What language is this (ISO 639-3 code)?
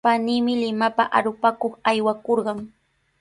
qws